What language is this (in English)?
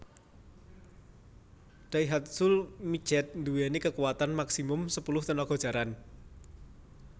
Javanese